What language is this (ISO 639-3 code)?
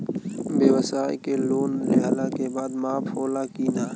bho